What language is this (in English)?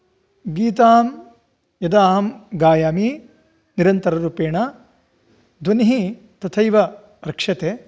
Sanskrit